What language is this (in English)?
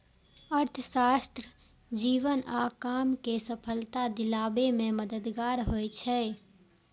Maithili